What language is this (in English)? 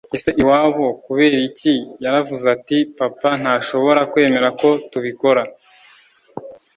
Kinyarwanda